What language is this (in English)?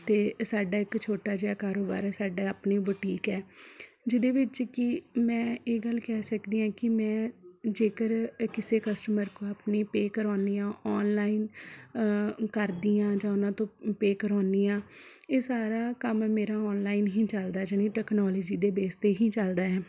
Punjabi